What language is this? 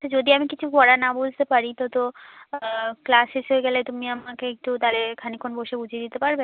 Bangla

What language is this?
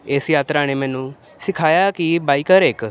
Punjabi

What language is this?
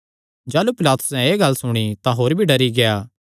Kangri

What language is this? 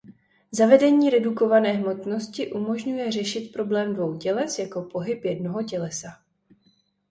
Czech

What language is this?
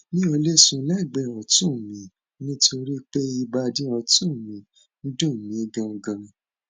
Yoruba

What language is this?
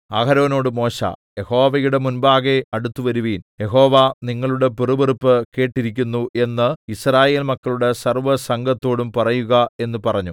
Malayalam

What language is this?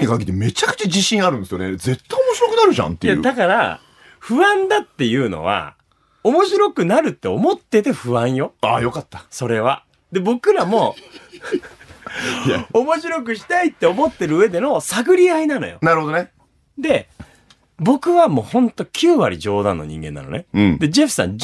Japanese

